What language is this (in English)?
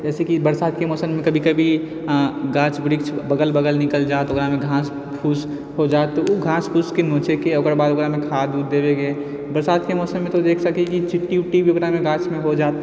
Maithili